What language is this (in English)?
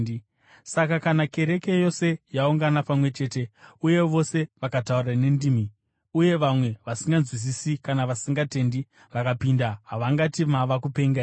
Shona